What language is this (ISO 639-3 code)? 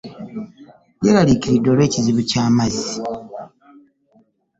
lug